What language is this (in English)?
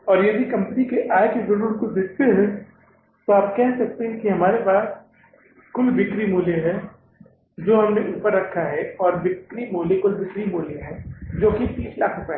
Hindi